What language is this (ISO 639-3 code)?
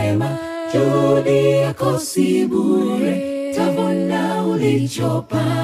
swa